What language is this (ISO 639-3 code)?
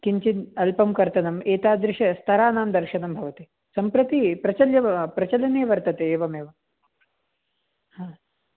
san